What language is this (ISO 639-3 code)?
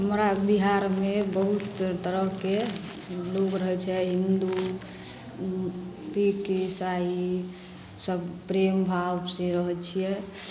mai